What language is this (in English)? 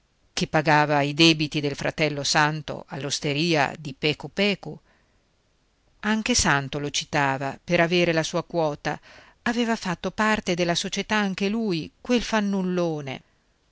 Italian